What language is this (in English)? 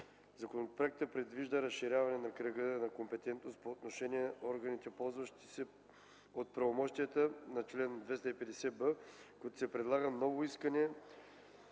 Bulgarian